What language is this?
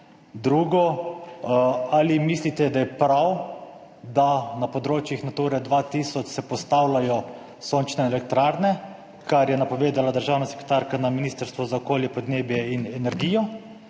Slovenian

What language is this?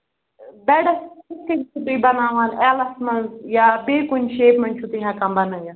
Kashmiri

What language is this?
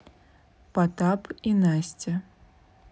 Russian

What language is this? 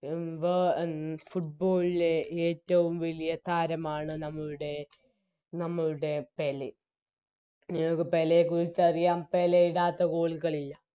Malayalam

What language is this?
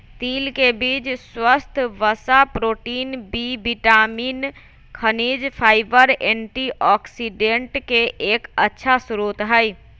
Magahi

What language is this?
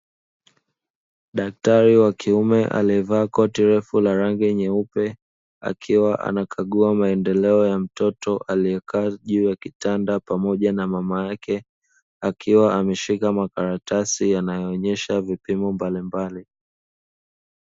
Swahili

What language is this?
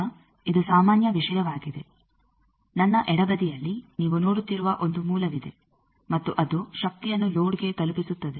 Kannada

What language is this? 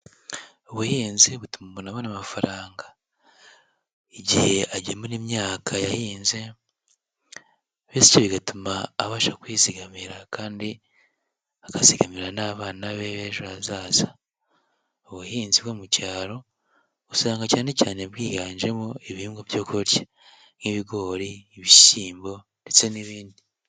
Kinyarwanda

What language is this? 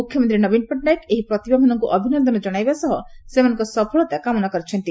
Odia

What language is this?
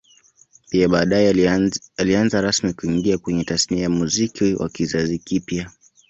Swahili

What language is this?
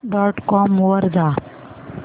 Marathi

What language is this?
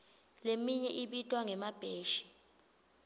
Swati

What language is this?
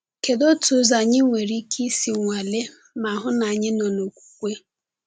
Igbo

